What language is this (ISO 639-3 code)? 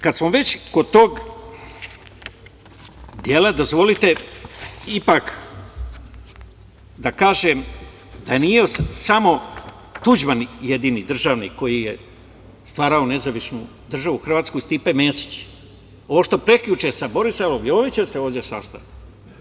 srp